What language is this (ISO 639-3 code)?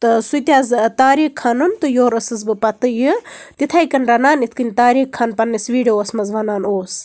kas